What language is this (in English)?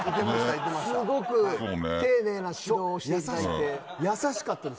Japanese